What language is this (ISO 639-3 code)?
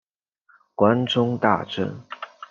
zho